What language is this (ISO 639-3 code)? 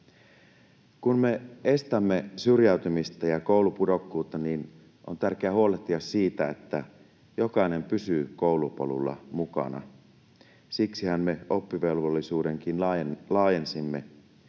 fin